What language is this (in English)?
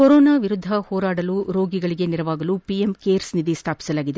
Kannada